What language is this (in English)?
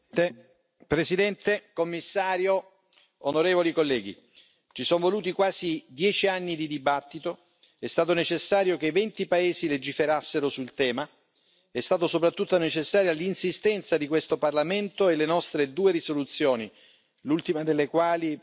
Italian